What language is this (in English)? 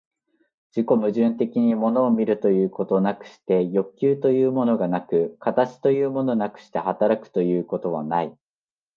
Japanese